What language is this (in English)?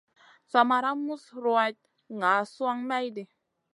Masana